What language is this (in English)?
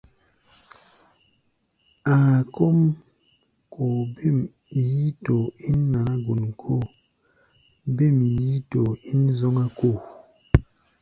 Gbaya